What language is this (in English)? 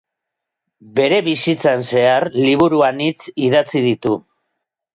Basque